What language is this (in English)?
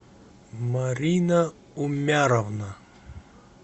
Russian